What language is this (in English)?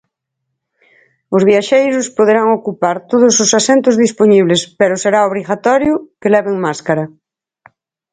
Galician